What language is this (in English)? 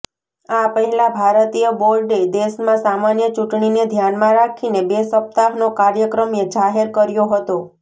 Gujarati